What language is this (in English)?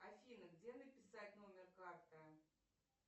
Russian